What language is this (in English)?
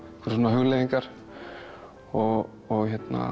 Icelandic